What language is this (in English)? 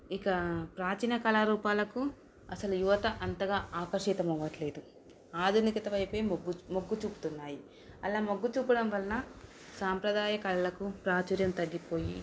Telugu